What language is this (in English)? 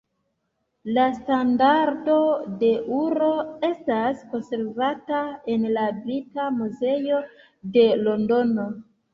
Esperanto